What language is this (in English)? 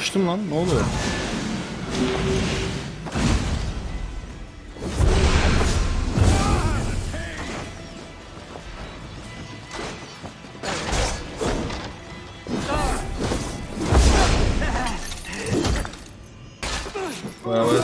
Turkish